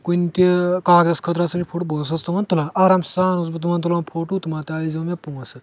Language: Kashmiri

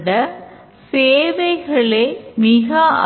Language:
Tamil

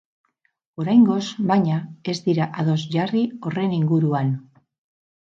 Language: Basque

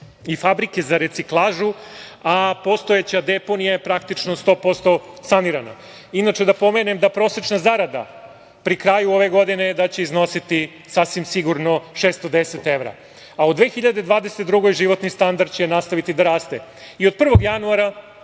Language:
Serbian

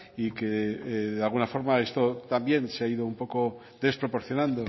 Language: Spanish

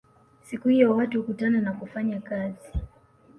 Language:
Swahili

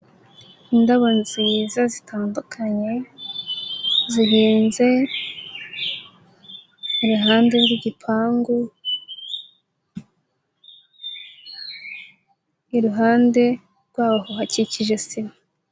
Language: Kinyarwanda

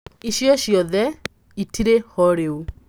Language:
Kikuyu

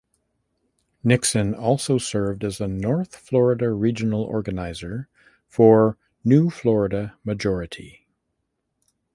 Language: English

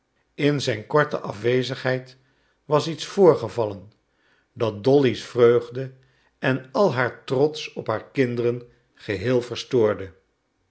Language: Dutch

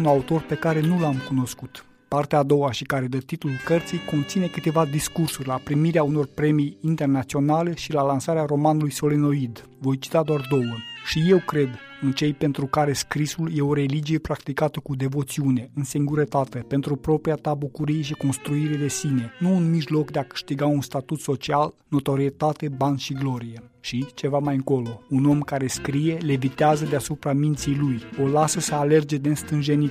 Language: Romanian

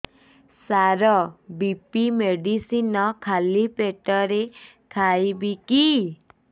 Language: Odia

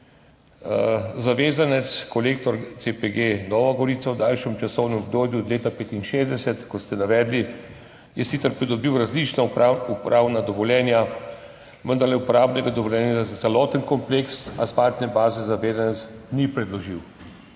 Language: Slovenian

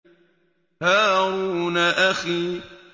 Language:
Arabic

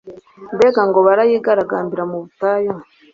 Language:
Kinyarwanda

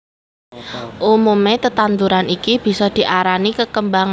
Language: Javanese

